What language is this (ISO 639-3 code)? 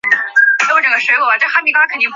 zho